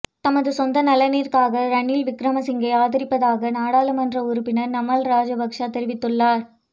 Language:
Tamil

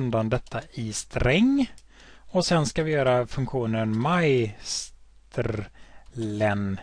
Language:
Swedish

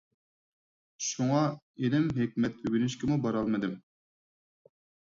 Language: Uyghur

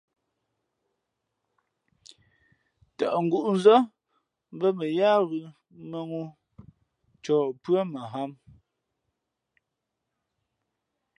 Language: Fe'fe'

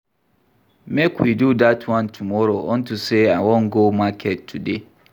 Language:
Nigerian Pidgin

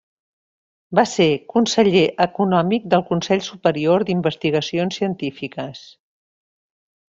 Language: Catalan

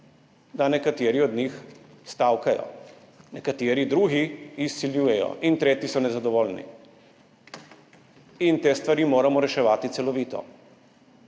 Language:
Slovenian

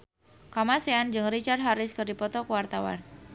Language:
Sundanese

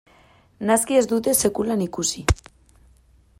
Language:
Basque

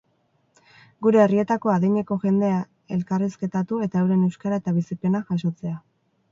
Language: Basque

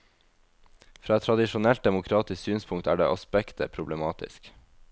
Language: Norwegian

